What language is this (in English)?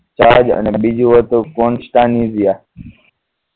Gujarati